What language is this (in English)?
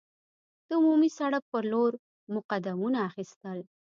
Pashto